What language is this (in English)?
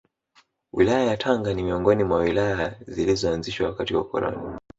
Swahili